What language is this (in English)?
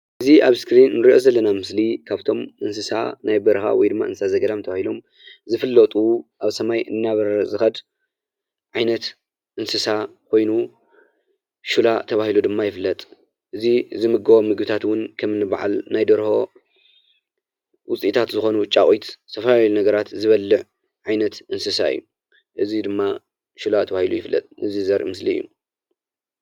Tigrinya